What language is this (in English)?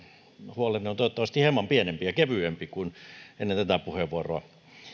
Finnish